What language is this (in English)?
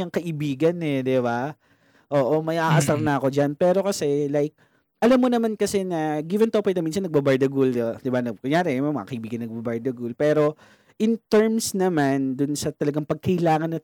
Filipino